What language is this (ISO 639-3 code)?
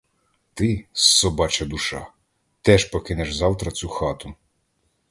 ukr